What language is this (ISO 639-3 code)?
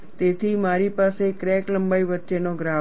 guj